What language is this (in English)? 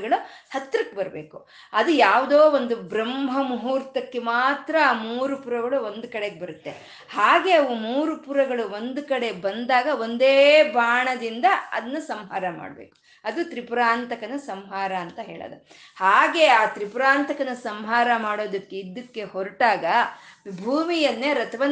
Kannada